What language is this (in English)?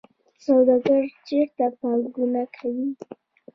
Pashto